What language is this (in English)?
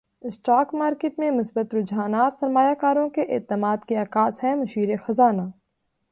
Urdu